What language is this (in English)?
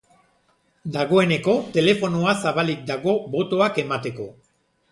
Basque